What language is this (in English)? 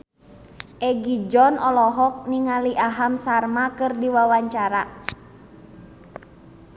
Sundanese